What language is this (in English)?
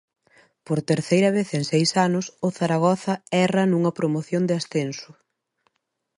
Galician